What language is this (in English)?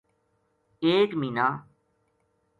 Gujari